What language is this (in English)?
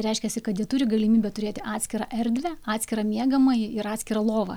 Lithuanian